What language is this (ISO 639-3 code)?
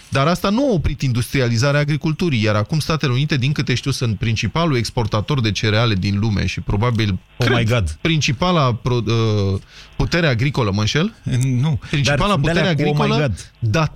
ron